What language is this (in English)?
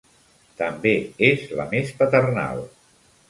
Catalan